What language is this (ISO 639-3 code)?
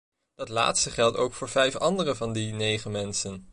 nld